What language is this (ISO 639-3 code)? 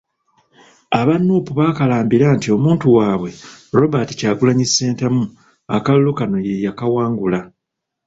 lug